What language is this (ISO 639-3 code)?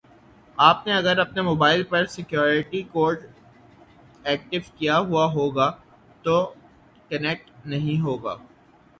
urd